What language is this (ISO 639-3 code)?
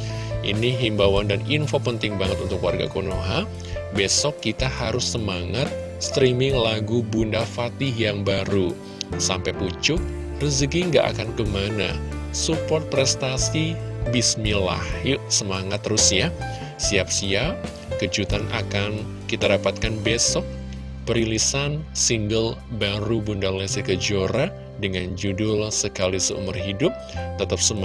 ind